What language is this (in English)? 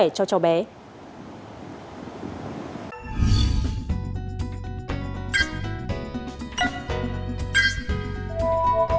Vietnamese